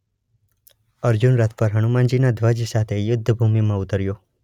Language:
Gujarati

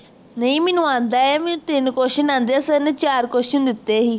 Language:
Punjabi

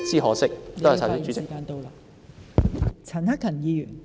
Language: Cantonese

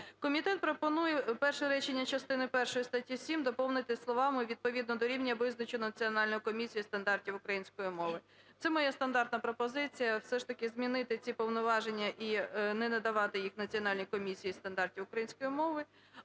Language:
Ukrainian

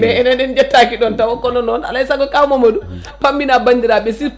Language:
Fula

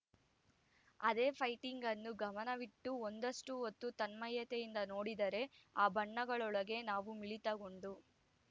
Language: Kannada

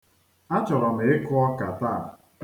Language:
Igbo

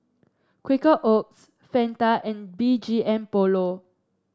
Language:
English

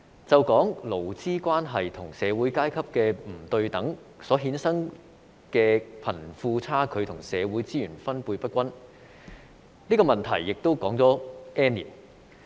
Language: Cantonese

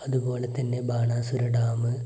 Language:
Malayalam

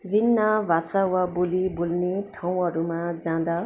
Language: Nepali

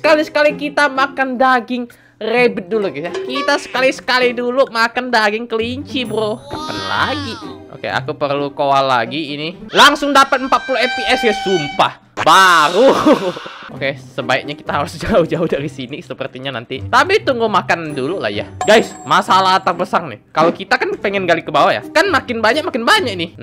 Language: Indonesian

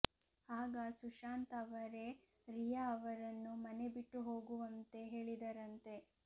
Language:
Kannada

